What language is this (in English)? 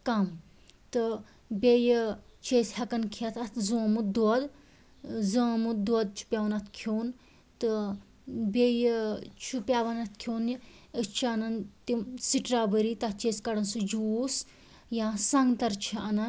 Kashmiri